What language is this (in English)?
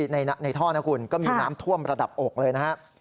Thai